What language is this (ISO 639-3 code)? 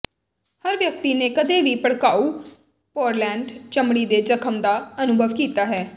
pan